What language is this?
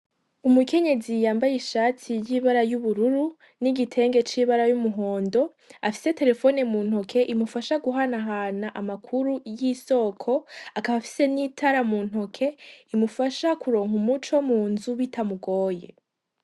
Rundi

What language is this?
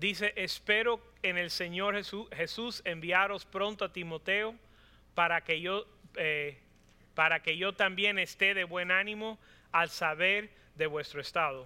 Spanish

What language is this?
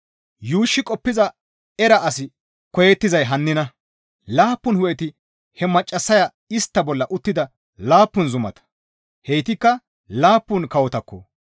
Gamo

